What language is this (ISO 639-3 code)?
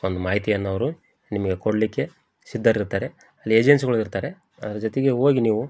kan